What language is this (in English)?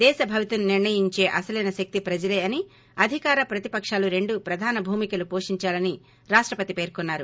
Telugu